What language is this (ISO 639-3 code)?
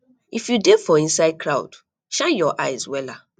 pcm